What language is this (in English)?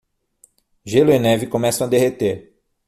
Portuguese